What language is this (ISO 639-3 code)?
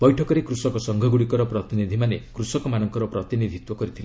ori